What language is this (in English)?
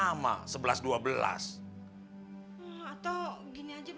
Indonesian